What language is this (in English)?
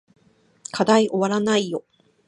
Japanese